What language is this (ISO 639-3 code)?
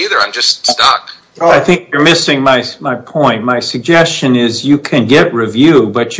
eng